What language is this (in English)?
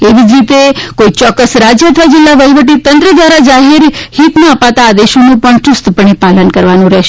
Gujarati